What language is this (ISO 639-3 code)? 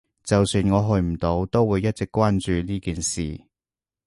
yue